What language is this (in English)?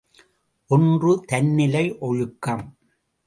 Tamil